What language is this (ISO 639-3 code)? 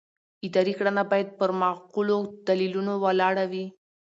pus